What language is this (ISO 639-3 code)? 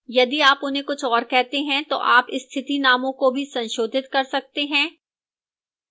hin